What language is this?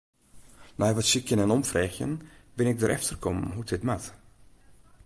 Western Frisian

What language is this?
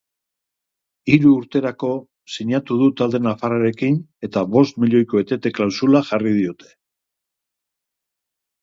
Basque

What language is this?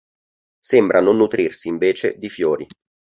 Italian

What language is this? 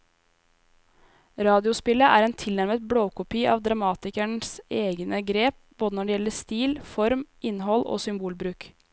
Norwegian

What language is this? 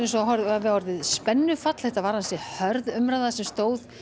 Icelandic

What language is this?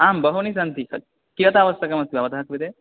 Sanskrit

